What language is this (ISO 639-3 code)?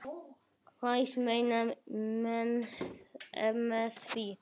isl